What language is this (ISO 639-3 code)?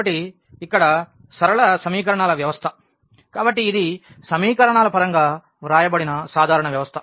tel